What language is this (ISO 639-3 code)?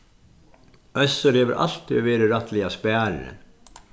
fao